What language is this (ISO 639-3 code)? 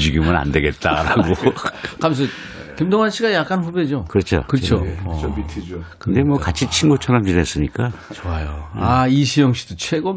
kor